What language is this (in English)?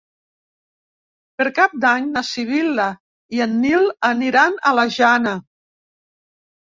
Catalan